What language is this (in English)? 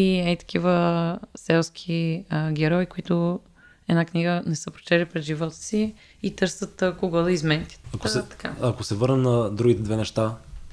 Bulgarian